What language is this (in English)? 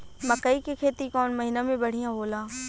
Bhojpuri